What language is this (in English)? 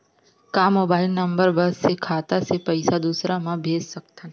Chhattisgarhi